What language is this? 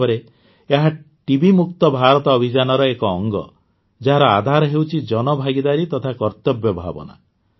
Odia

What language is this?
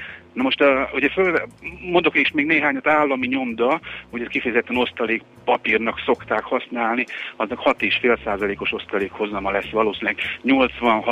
Hungarian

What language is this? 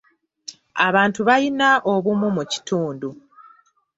Ganda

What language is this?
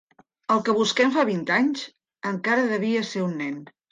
Catalan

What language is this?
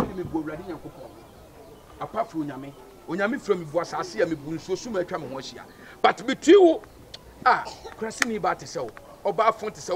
English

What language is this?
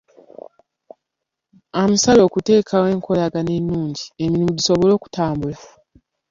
Ganda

